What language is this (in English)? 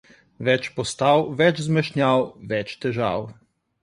Slovenian